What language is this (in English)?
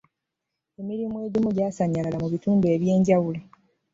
Ganda